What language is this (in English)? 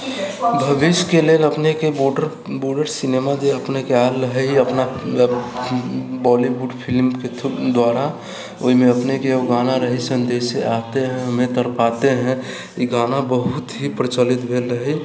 Maithili